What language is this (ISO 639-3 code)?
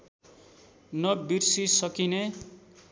nep